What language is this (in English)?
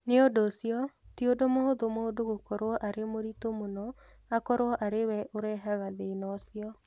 Kikuyu